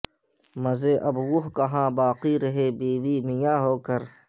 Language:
Urdu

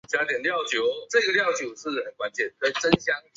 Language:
Chinese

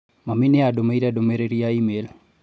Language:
Kikuyu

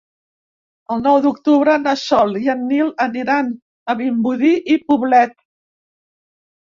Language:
Catalan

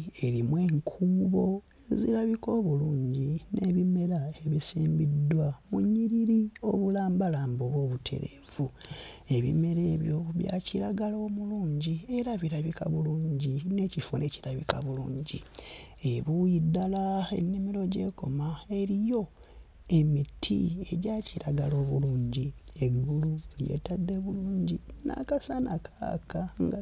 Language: Ganda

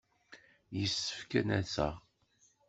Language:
Kabyle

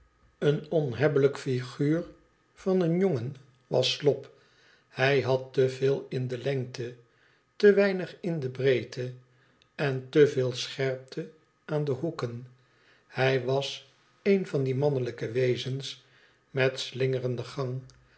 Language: Dutch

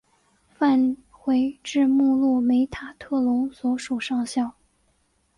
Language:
Chinese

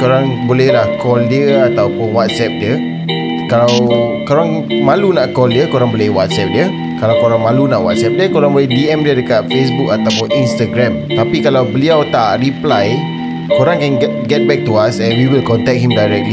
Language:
Malay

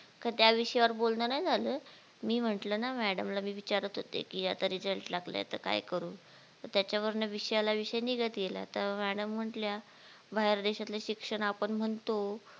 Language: Marathi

